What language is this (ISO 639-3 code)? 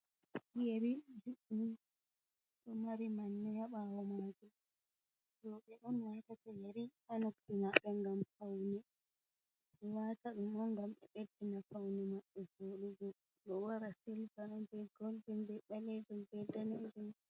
ful